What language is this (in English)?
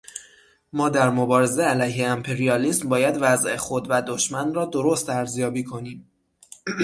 Persian